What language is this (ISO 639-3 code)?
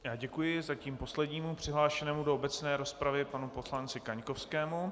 ces